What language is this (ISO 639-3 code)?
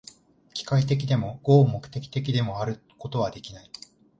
jpn